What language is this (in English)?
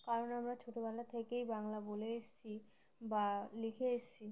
Bangla